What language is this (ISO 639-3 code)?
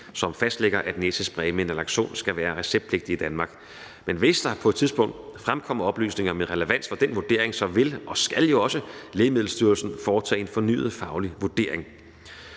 dan